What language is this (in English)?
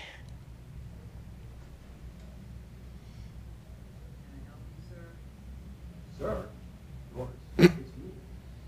Greek